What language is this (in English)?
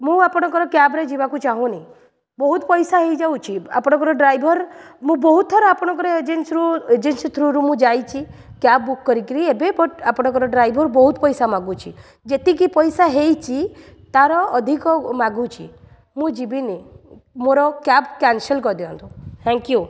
Odia